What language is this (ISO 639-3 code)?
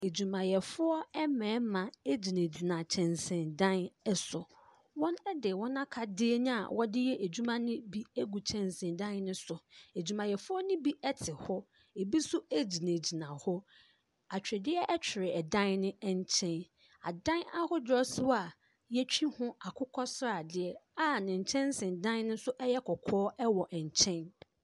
aka